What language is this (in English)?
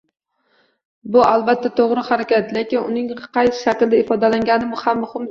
Uzbek